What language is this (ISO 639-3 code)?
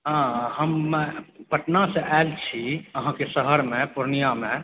mai